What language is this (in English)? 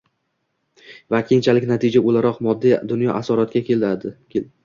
Uzbek